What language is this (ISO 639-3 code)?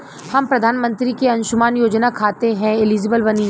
bho